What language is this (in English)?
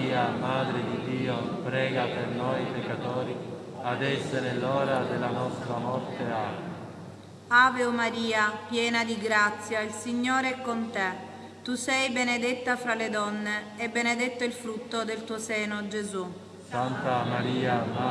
Italian